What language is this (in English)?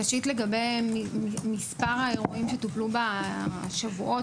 Hebrew